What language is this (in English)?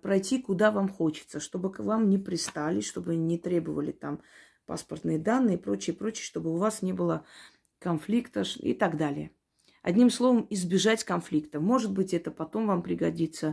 Russian